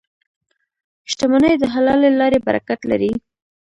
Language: Pashto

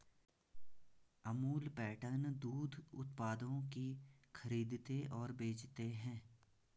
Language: Hindi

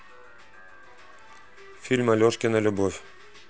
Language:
Russian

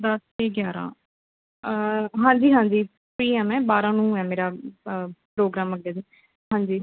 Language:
Punjabi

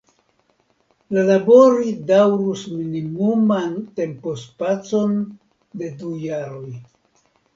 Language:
Esperanto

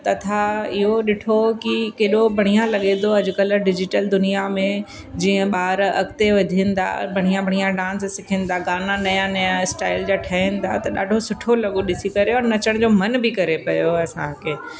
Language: Sindhi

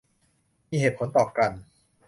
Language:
Thai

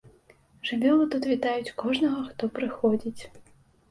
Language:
Belarusian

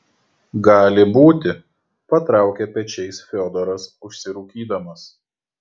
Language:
Lithuanian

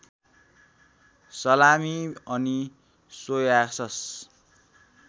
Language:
Nepali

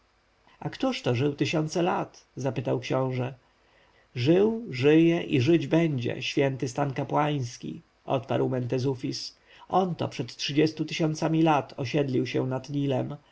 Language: Polish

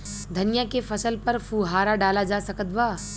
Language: Bhojpuri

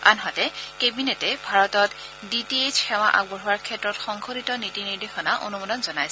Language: Assamese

